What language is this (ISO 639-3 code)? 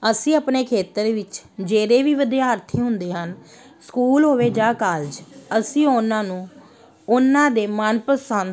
pan